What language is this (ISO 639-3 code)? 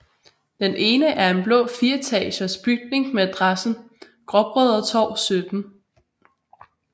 dan